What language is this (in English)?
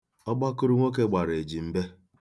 Igbo